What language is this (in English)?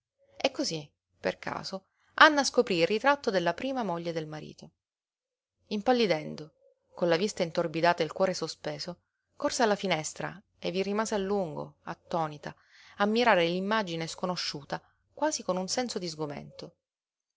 Italian